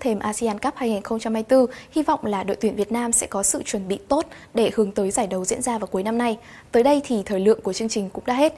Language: Vietnamese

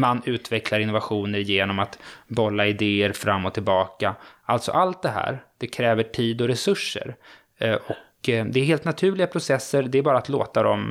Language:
Swedish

